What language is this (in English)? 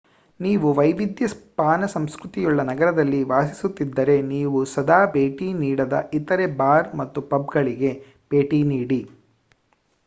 Kannada